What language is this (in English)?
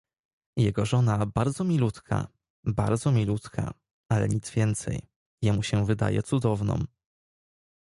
Polish